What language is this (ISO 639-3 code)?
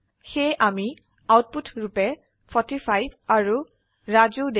asm